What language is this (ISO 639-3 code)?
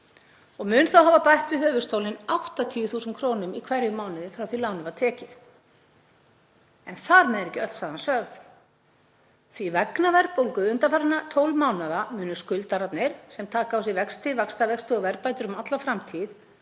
isl